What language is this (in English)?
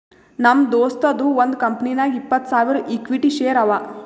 Kannada